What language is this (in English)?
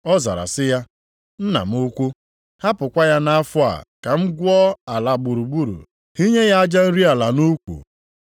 Igbo